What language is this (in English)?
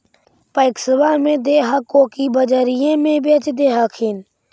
Magahi